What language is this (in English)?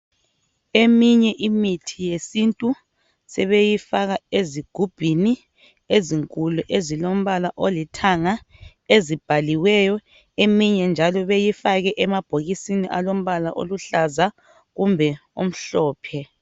North Ndebele